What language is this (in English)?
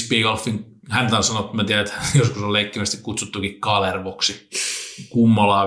Finnish